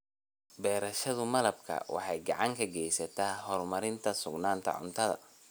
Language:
Somali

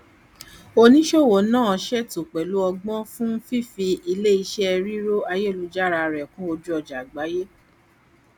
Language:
Yoruba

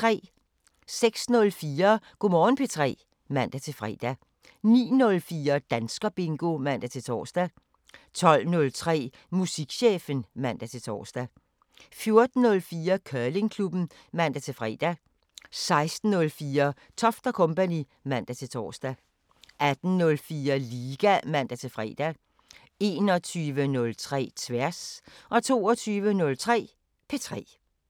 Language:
Danish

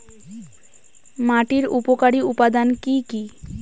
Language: Bangla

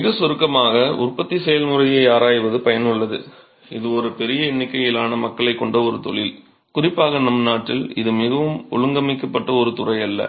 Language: Tamil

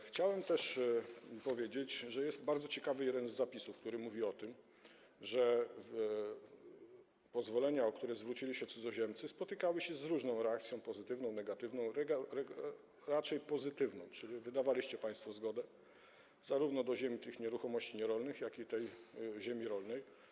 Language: Polish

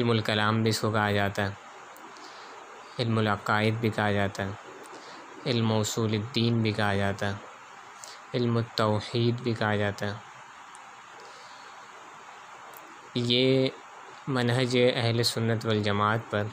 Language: Urdu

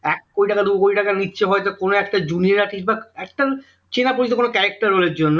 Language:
Bangla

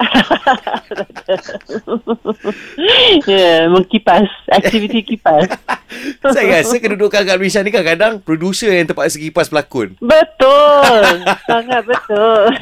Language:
Malay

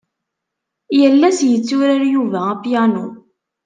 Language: Kabyle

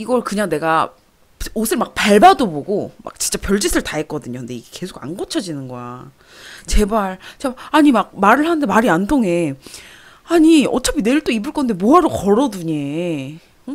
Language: Korean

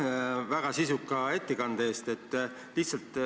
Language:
Estonian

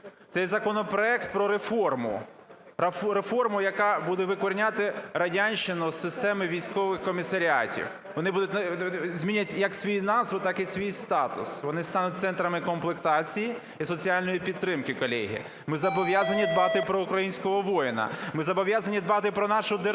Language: Ukrainian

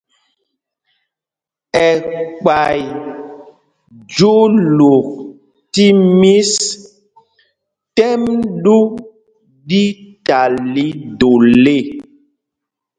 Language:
Mpumpong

